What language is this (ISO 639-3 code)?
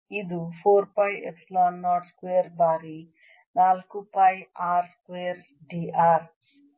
kan